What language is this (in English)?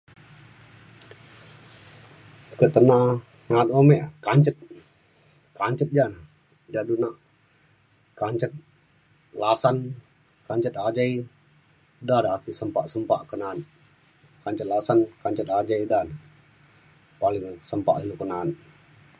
Mainstream Kenyah